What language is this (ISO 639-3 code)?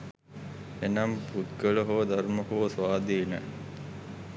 sin